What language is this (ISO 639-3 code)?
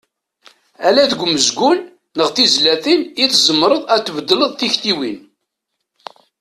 kab